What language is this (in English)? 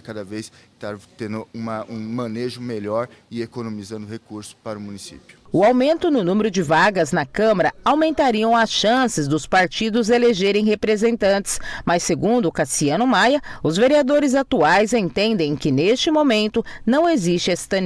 Portuguese